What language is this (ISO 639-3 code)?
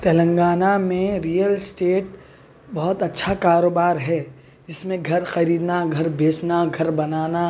urd